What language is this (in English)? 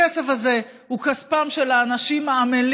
Hebrew